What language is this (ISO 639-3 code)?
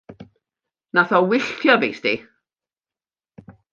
cym